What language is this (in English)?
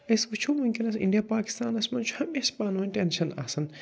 Kashmiri